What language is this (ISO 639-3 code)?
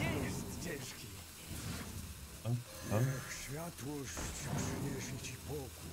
pol